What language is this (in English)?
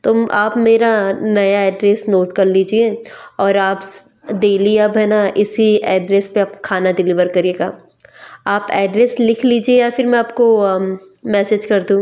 Hindi